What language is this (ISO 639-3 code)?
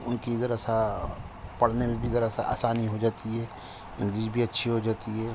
urd